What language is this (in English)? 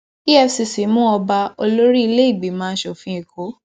Yoruba